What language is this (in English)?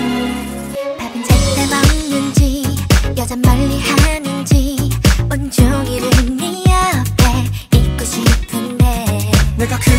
Korean